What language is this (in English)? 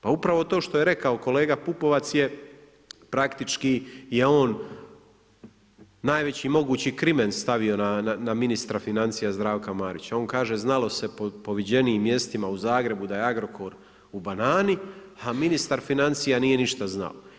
Croatian